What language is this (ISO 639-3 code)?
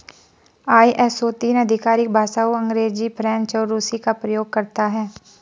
hin